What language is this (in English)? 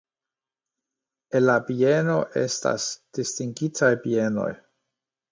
Esperanto